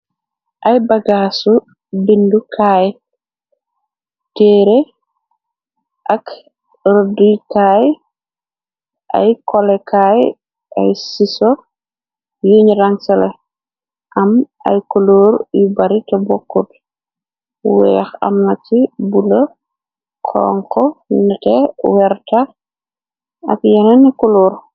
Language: Wolof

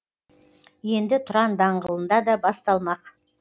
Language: Kazakh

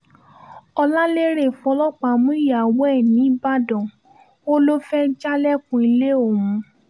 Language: Yoruba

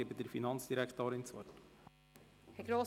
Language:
Swiss German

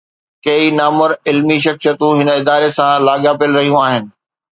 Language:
Sindhi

